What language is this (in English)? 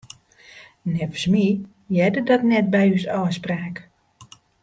Western Frisian